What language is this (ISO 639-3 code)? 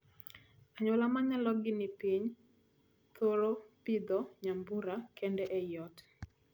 luo